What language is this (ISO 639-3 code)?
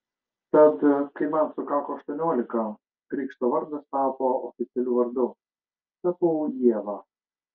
lit